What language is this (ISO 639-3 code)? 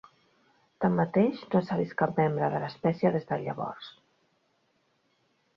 cat